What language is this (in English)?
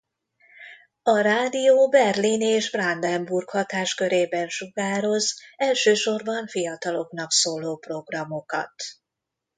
Hungarian